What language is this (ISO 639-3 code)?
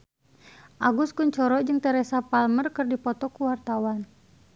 sun